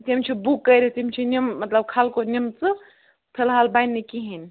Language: Kashmiri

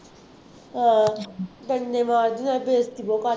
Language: Punjabi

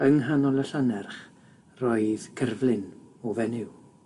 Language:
Welsh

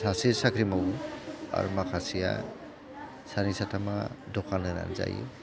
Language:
Bodo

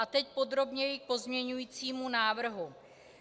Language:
Czech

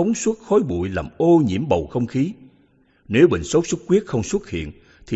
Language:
Vietnamese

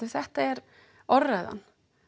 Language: Icelandic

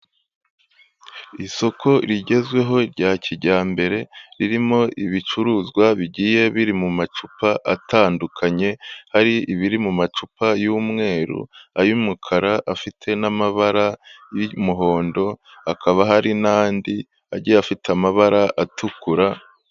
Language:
Kinyarwanda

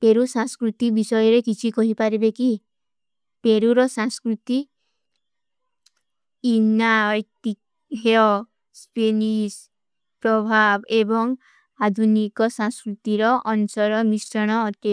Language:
Kui (India)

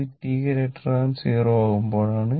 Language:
Malayalam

